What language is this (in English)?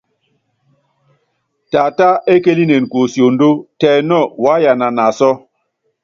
Yangben